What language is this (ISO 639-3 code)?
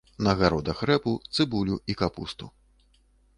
bel